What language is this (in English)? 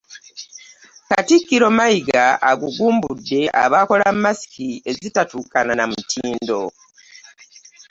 Ganda